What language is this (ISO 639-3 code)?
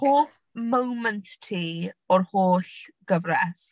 cym